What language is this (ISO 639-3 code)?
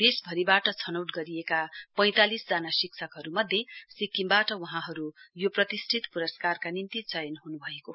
nep